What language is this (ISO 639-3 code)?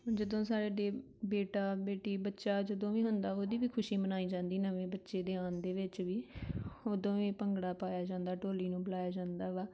pan